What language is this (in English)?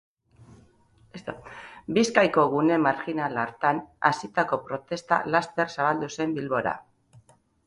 Basque